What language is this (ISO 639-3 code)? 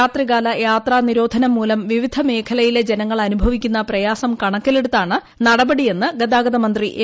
mal